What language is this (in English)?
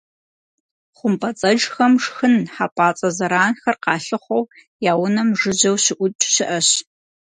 Kabardian